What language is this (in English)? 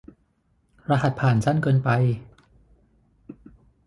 Thai